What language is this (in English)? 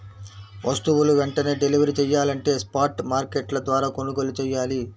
Telugu